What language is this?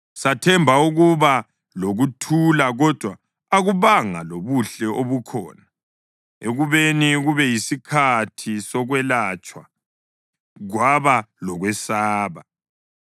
North Ndebele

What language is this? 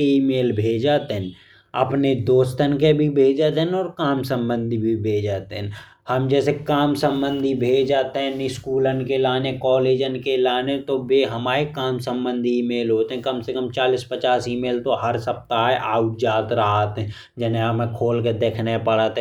Bundeli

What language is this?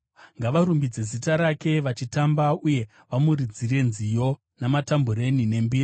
Shona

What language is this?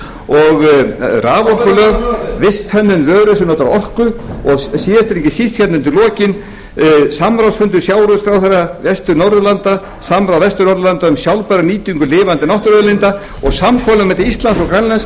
Icelandic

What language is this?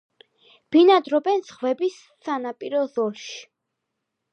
Georgian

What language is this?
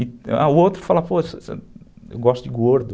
Portuguese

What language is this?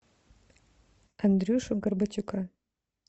Russian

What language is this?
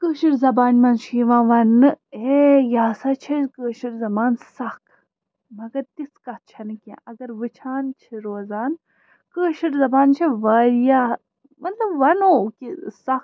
Kashmiri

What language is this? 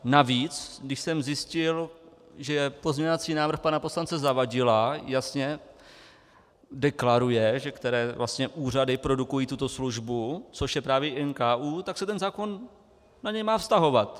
Czech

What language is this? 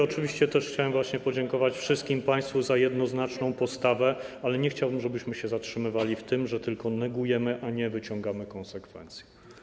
Polish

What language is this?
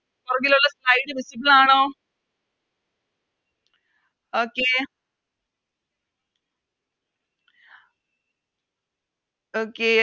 Malayalam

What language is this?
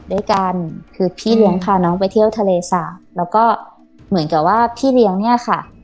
Thai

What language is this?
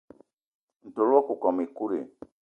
Eton (Cameroon)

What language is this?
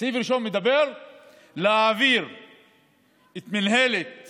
Hebrew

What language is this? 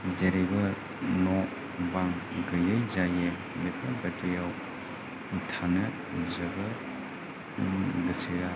Bodo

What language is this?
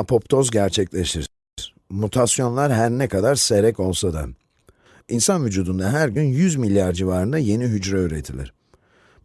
Turkish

